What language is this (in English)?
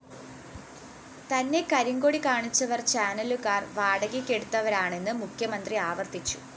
Malayalam